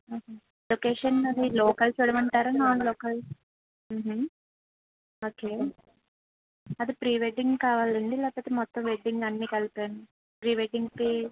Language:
Telugu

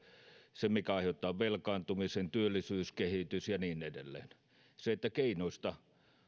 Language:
Finnish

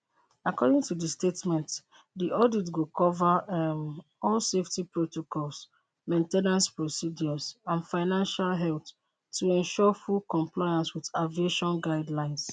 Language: Nigerian Pidgin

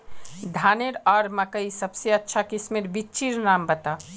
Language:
Magahi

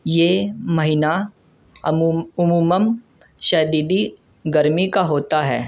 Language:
Urdu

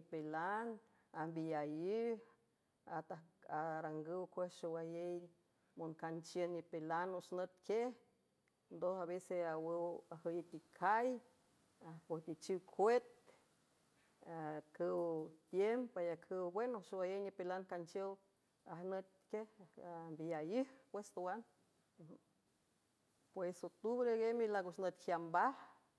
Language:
San Francisco Del Mar Huave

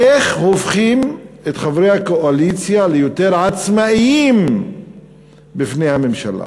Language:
Hebrew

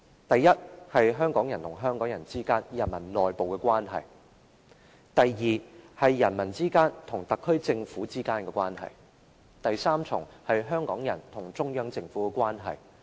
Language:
Cantonese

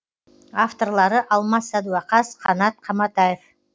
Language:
Kazakh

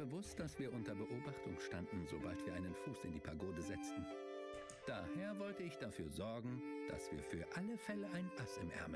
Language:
German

